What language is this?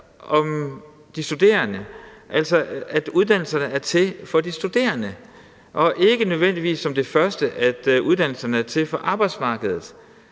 Danish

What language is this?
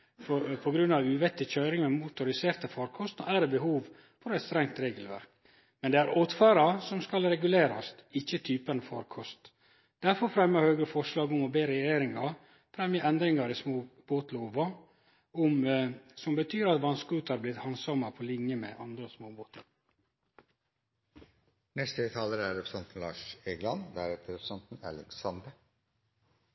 Norwegian Nynorsk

